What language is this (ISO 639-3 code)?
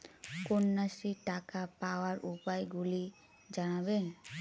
ben